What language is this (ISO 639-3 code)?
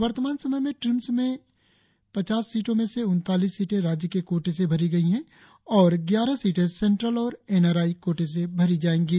hin